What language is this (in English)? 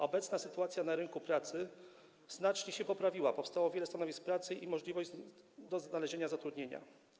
Polish